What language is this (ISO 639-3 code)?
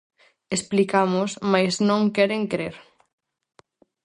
glg